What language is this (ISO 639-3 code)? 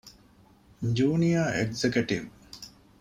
div